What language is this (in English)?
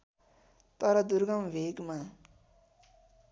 Nepali